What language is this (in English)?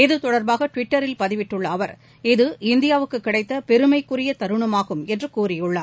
Tamil